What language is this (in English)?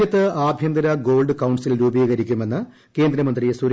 Malayalam